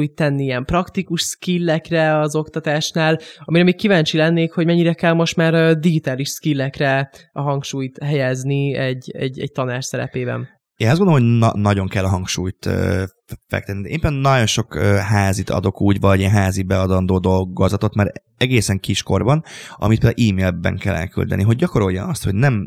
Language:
Hungarian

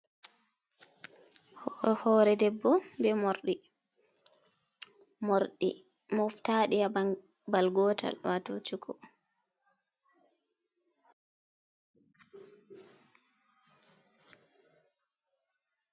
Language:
Fula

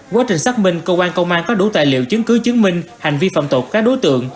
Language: Vietnamese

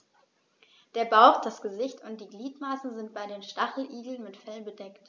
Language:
German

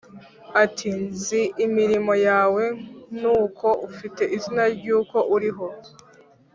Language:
Kinyarwanda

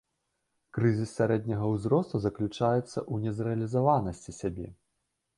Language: Belarusian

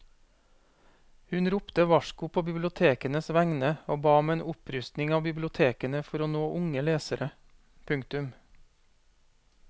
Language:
Norwegian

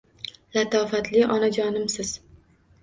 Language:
Uzbek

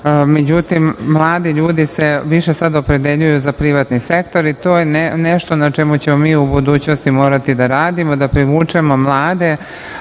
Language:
Serbian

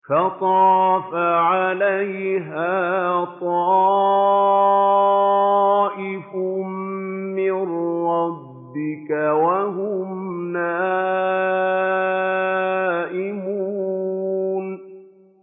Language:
Arabic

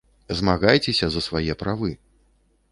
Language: Belarusian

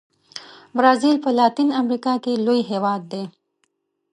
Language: Pashto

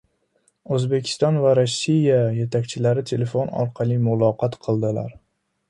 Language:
Uzbek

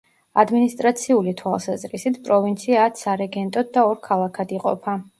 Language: Georgian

